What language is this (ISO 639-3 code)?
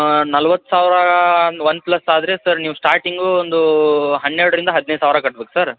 kan